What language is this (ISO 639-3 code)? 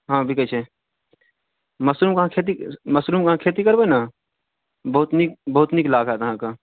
mai